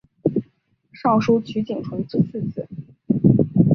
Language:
Chinese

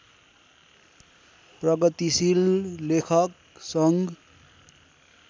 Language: Nepali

